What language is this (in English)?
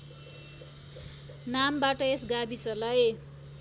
Nepali